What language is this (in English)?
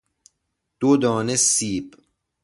Persian